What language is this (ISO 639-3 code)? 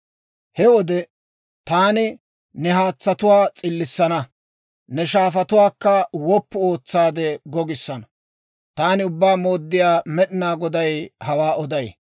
dwr